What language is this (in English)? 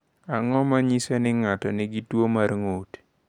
Luo (Kenya and Tanzania)